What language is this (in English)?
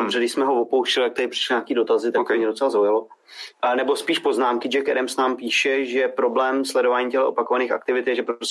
Czech